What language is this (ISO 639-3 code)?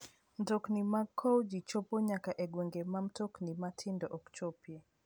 luo